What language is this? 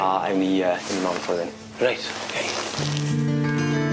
Welsh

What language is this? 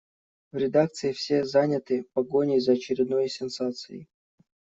Russian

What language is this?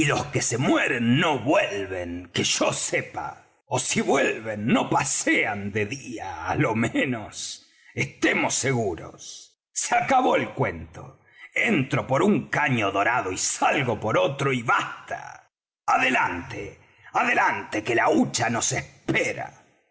Spanish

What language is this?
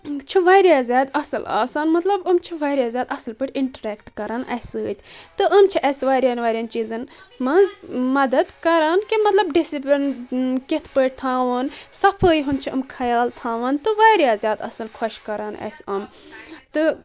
Kashmiri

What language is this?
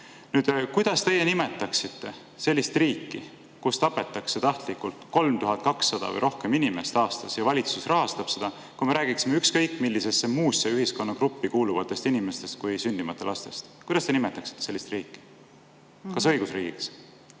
Estonian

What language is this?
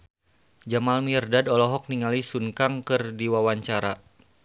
Sundanese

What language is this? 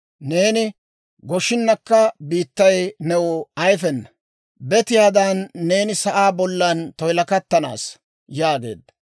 Dawro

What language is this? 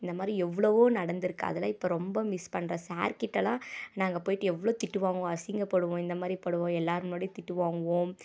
Tamil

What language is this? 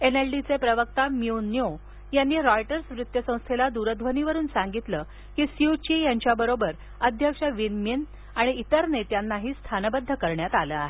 Marathi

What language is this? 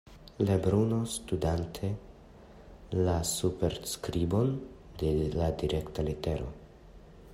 Esperanto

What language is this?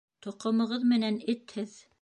Bashkir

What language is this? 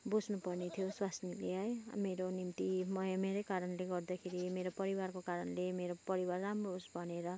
Nepali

